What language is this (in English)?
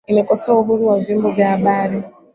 Swahili